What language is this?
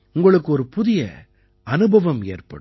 Tamil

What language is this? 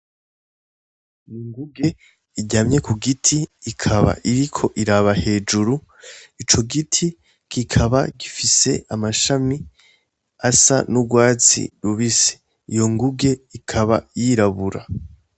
Rundi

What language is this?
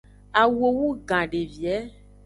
Aja (Benin)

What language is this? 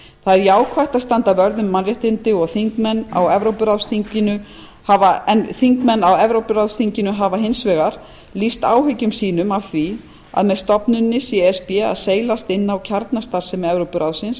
Icelandic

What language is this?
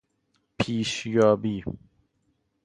Persian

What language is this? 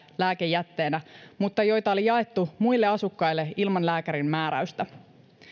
Finnish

